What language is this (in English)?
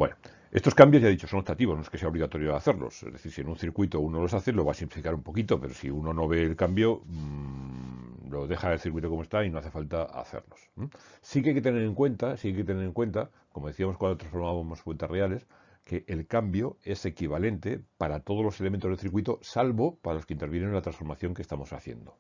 Spanish